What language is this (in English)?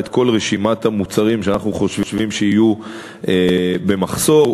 Hebrew